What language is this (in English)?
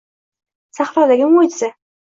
Uzbek